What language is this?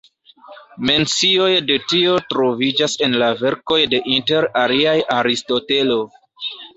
Esperanto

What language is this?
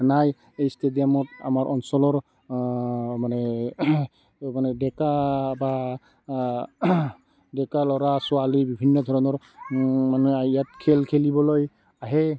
Assamese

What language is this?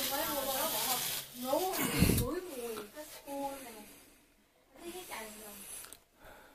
Vietnamese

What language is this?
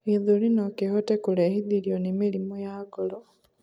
Kikuyu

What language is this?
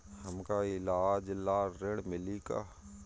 Bhojpuri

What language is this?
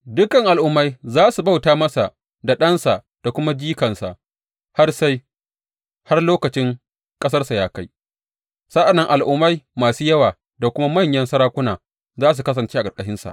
Hausa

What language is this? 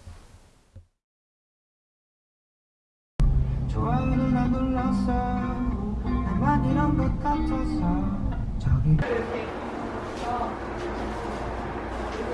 Korean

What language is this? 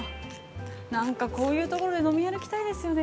Japanese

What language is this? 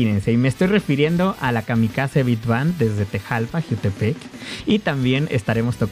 Spanish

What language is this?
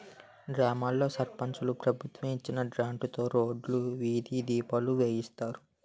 Telugu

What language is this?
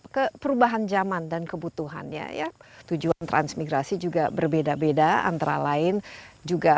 Indonesian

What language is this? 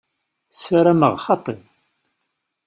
Kabyle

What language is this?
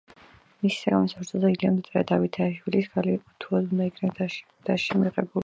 Georgian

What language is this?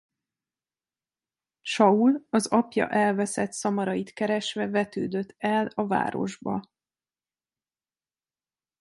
Hungarian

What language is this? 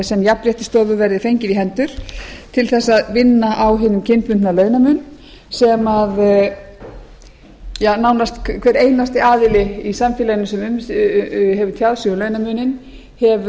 Icelandic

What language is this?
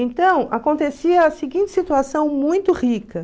Portuguese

